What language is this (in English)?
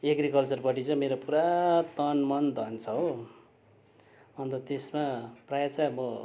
Nepali